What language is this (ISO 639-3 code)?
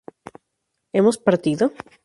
spa